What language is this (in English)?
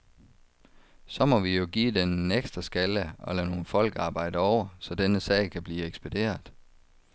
Danish